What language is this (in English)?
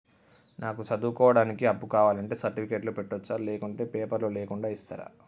Telugu